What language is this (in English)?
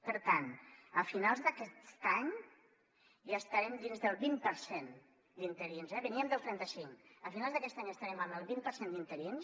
Catalan